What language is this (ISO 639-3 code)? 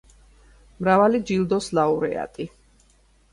kat